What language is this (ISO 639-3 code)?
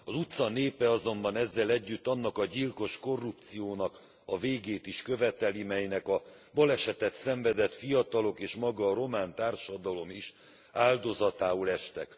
hun